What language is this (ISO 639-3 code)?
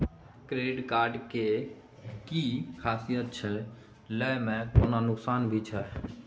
mai